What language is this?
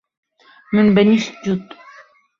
Kurdish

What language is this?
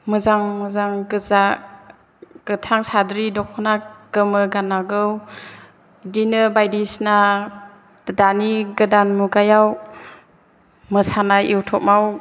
Bodo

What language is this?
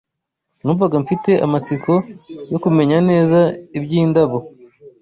Kinyarwanda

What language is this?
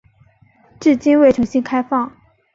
Chinese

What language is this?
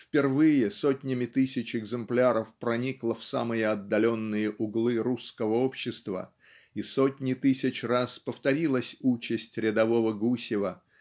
Russian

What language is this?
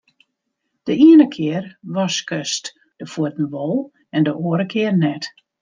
Western Frisian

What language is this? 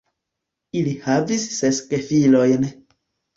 Esperanto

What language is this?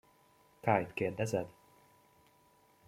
Hungarian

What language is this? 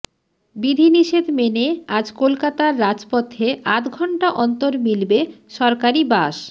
Bangla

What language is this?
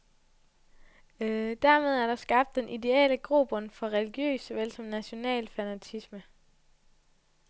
Danish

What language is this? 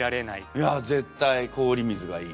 Japanese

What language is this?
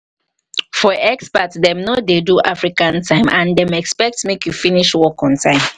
Nigerian Pidgin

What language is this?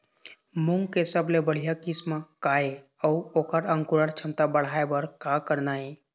Chhattisgarhi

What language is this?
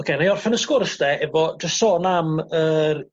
Welsh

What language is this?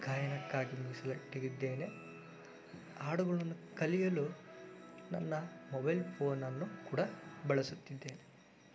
Kannada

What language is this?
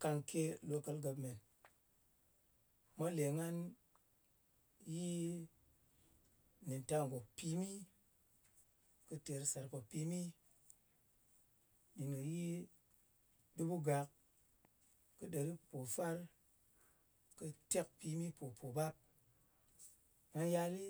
Ngas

